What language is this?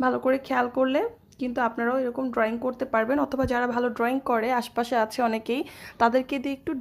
Arabic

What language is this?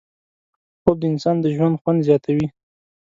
Pashto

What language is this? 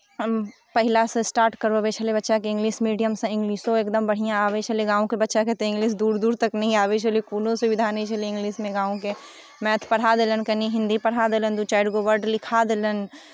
Maithili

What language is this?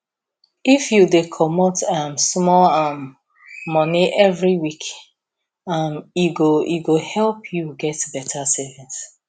Nigerian Pidgin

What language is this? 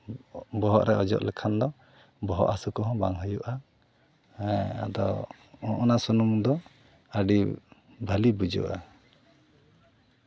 Santali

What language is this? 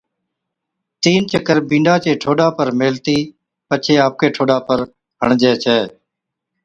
Od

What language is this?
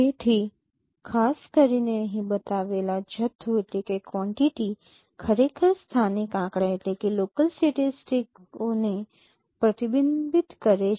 Gujarati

